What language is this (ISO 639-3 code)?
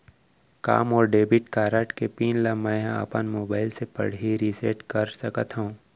hne